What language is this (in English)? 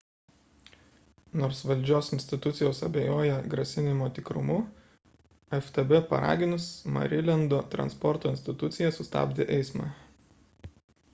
Lithuanian